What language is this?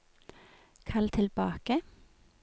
Norwegian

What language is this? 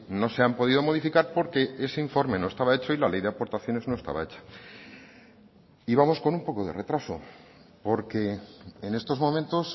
Spanish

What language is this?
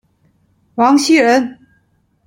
Chinese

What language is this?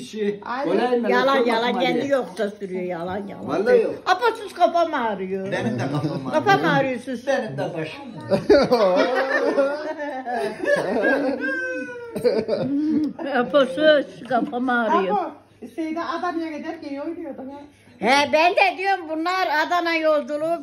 Turkish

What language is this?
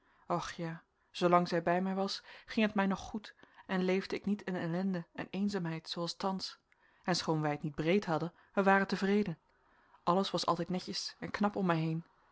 Dutch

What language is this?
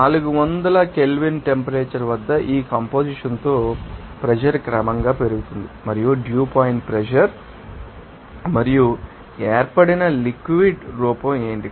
Telugu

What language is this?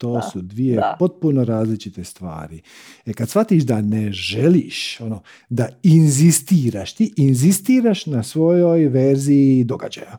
Croatian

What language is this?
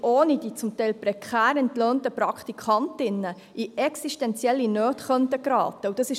Swiss German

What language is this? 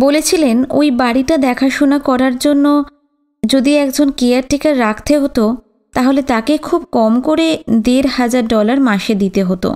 Bangla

